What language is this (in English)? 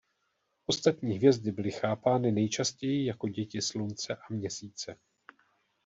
Czech